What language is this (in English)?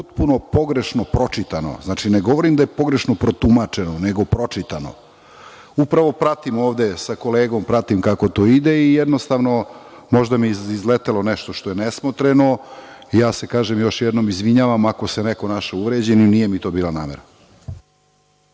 Serbian